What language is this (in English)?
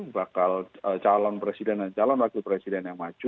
Indonesian